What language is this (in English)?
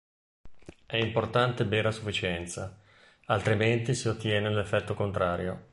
Italian